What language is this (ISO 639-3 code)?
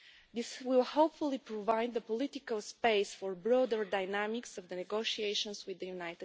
eng